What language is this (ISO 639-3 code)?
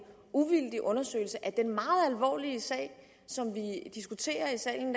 dan